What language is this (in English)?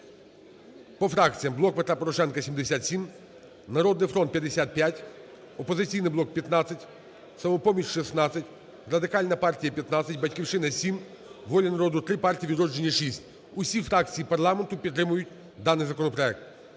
Ukrainian